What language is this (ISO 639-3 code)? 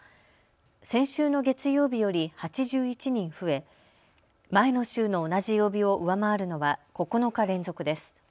jpn